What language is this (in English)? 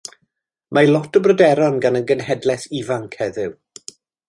Welsh